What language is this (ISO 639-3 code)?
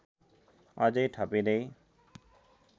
nep